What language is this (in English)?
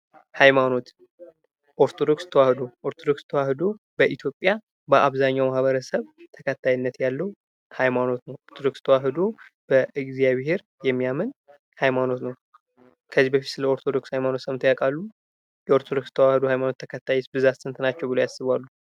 Amharic